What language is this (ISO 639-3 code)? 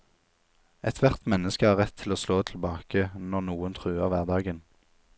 nor